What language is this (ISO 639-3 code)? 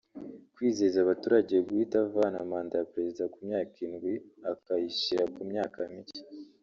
kin